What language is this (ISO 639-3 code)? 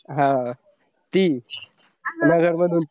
mar